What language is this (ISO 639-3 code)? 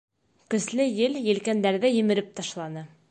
bak